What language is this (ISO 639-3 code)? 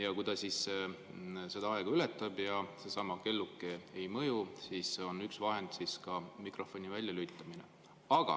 est